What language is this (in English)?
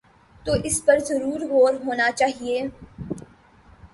Urdu